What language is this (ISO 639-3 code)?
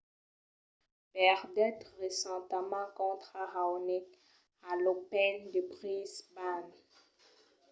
oci